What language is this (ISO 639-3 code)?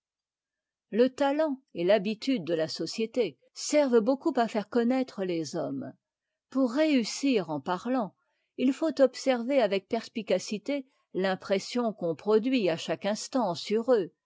fra